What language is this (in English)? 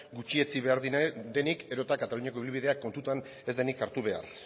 Basque